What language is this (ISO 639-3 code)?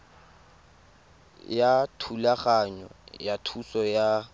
tsn